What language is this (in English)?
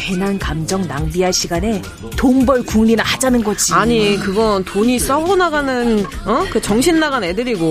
Korean